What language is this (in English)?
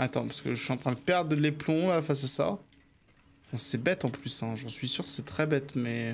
French